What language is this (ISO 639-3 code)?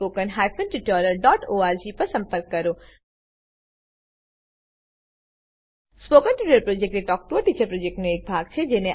guj